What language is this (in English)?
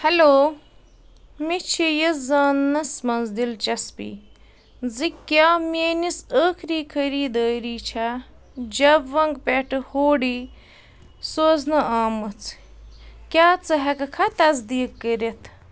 Kashmiri